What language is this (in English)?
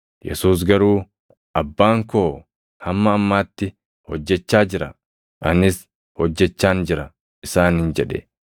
Oromo